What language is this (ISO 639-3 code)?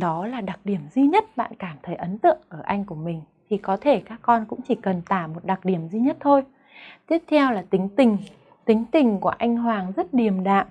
vie